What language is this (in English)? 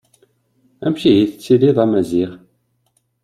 Kabyle